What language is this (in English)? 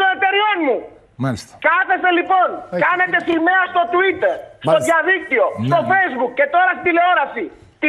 Greek